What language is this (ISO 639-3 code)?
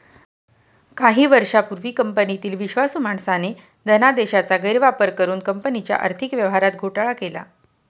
mar